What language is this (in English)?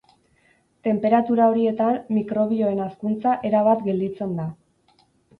Basque